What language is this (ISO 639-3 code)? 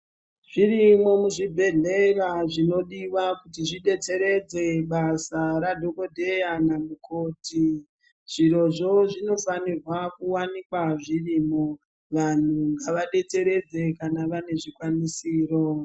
ndc